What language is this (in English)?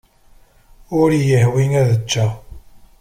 Kabyle